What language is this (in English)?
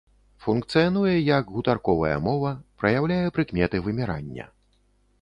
Belarusian